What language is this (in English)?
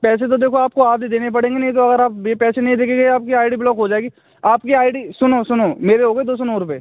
Hindi